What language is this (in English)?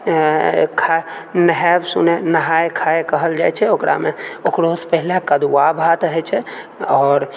Maithili